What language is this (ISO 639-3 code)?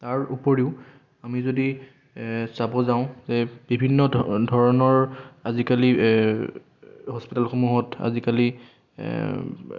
asm